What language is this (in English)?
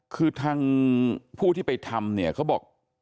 Thai